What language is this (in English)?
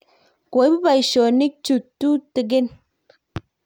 Kalenjin